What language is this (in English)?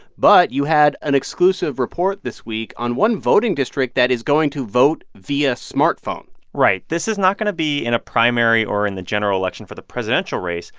English